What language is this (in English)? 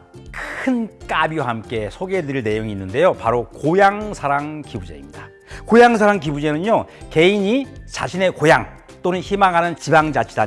Korean